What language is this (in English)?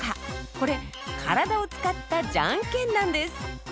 Japanese